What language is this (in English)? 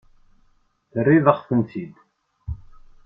Kabyle